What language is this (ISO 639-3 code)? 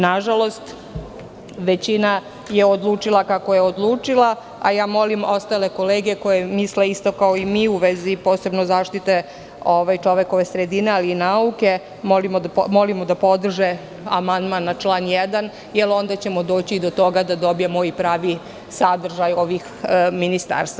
srp